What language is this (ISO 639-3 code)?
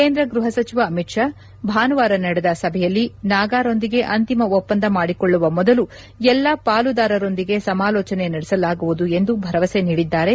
kan